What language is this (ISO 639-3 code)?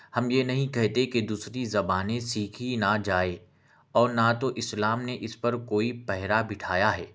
urd